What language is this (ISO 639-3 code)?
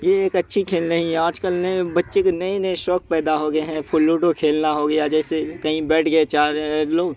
urd